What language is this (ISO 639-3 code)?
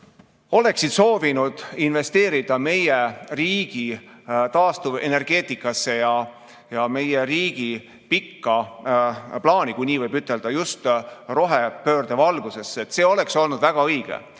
est